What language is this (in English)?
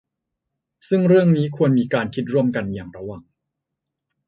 Thai